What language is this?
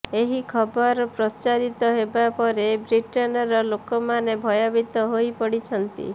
Odia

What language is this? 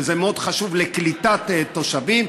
Hebrew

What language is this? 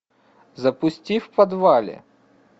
Russian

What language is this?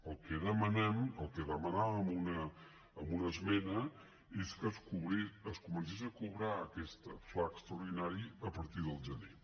Catalan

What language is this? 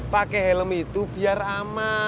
Indonesian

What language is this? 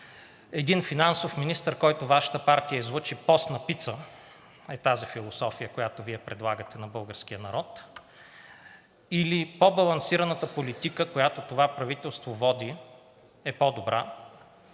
Bulgarian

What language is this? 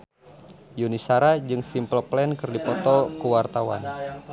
Sundanese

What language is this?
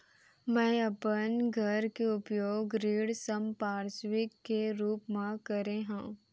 Chhattisgarhi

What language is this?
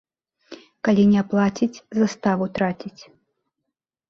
Belarusian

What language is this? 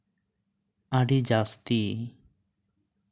Santali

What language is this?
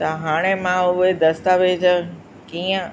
Sindhi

